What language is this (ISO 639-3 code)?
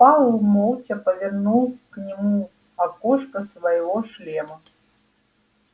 rus